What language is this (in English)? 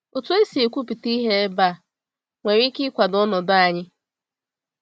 Igbo